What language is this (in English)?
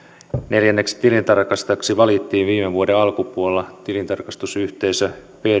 Finnish